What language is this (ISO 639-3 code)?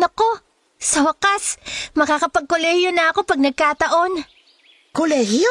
fil